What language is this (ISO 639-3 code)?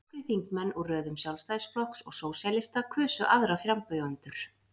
isl